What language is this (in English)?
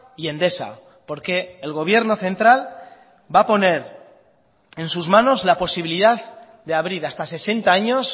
Spanish